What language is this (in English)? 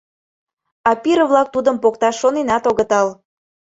Mari